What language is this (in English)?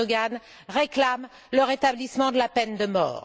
French